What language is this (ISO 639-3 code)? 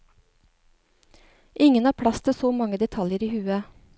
nor